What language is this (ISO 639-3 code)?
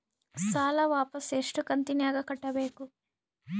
kan